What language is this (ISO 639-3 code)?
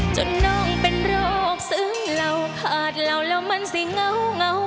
tha